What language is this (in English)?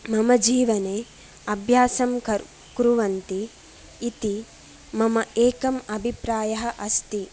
Sanskrit